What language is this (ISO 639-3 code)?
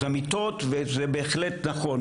heb